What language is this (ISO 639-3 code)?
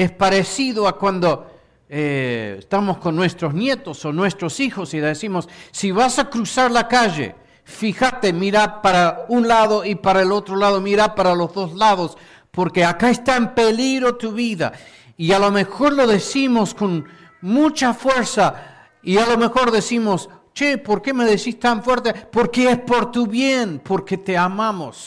spa